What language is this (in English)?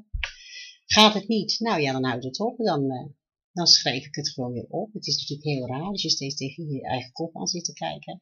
Dutch